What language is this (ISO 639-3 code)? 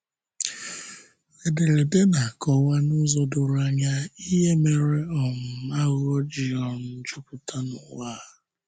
ibo